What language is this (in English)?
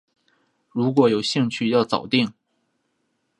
Chinese